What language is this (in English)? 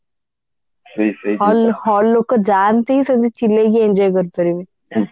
Odia